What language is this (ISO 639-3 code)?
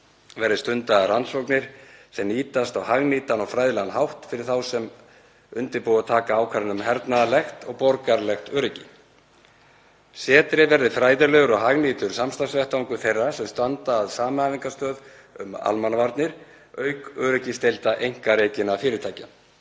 isl